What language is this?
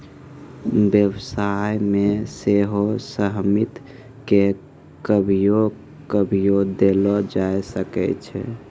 Maithili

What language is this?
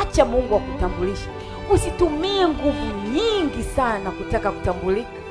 Swahili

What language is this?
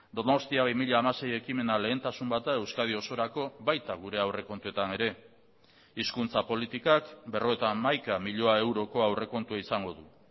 Basque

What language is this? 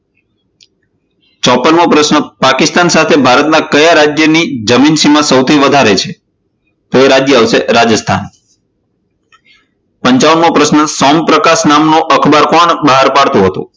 Gujarati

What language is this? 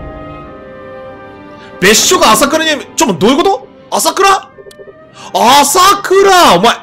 Japanese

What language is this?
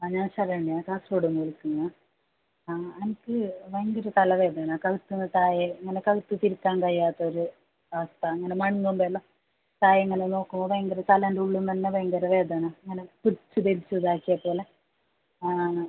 Malayalam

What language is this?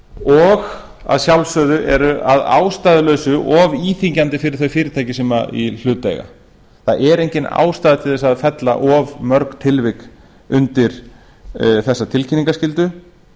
Icelandic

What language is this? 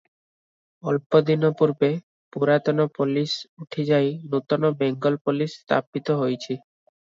Odia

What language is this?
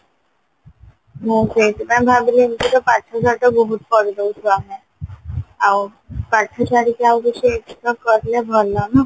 Odia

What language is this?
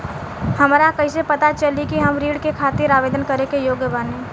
Bhojpuri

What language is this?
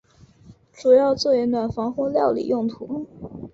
Chinese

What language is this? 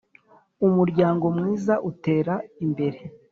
Kinyarwanda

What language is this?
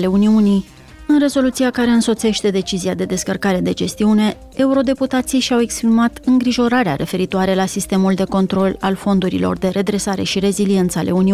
Romanian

